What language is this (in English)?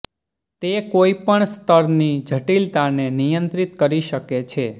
Gujarati